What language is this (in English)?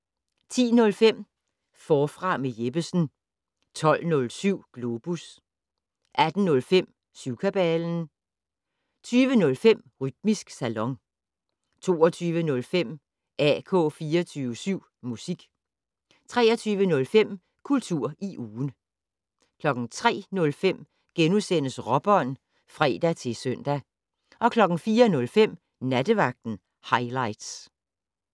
Danish